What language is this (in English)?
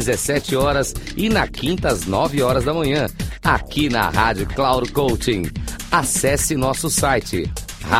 Portuguese